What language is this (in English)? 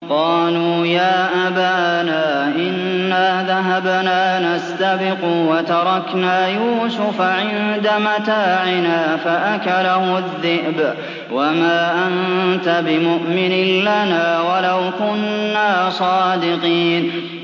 Arabic